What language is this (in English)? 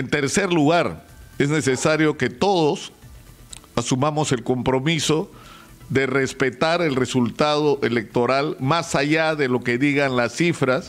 Spanish